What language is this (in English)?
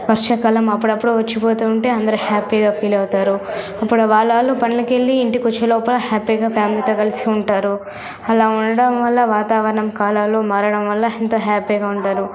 Telugu